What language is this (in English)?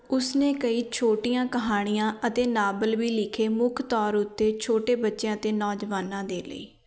Punjabi